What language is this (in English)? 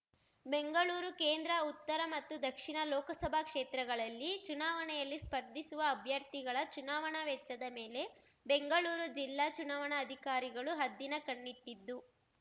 Kannada